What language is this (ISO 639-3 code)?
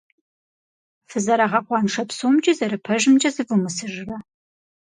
kbd